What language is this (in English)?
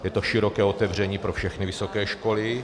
Czech